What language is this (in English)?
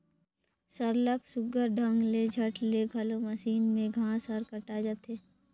Chhattisgarhi